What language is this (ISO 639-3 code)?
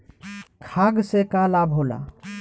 bho